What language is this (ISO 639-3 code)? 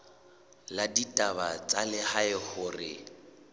sot